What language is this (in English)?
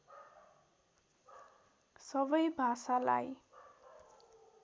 Nepali